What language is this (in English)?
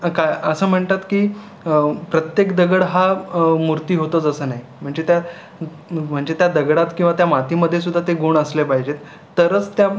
Marathi